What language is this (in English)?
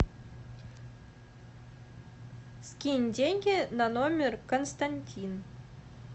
Russian